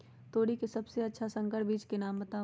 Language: Magahi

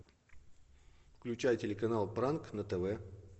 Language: Russian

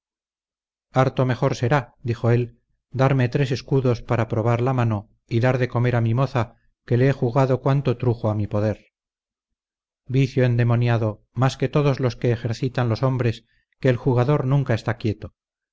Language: Spanish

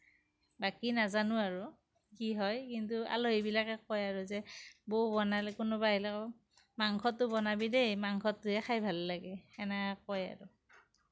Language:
Assamese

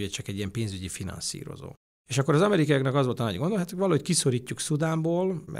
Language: Hungarian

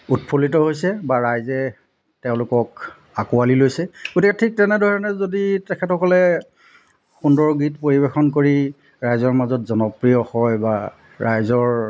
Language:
Assamese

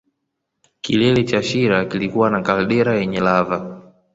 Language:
Swahili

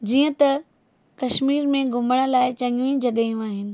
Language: Sindhi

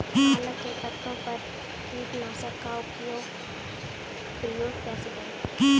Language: Hindi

